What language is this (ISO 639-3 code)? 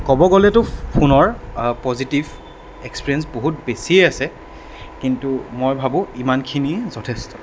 asm